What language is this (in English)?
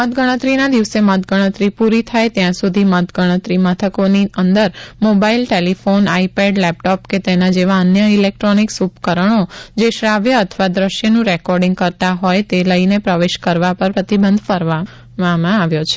Gujarati